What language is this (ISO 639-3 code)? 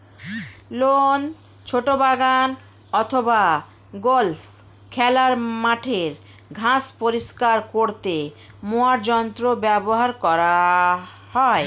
ben